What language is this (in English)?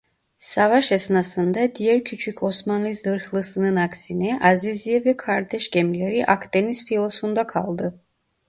Turkish